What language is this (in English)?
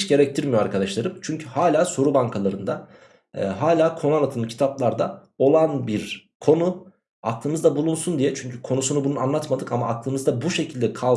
Turkish